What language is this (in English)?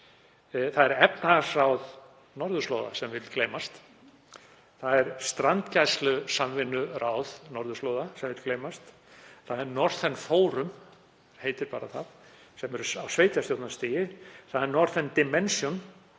Icelandic